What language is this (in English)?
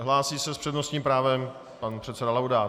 Czech